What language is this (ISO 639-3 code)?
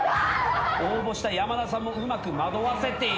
jpn